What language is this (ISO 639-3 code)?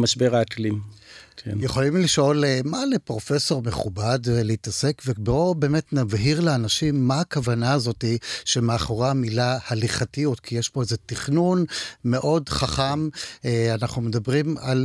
heb